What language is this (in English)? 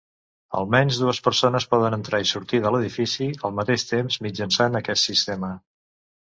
Catalan